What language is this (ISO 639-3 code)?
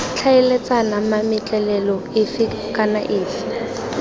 tsn